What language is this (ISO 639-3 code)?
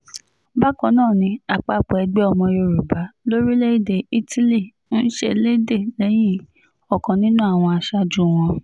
yor